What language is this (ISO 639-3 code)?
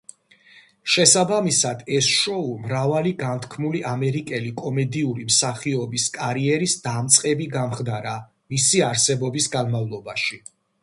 kat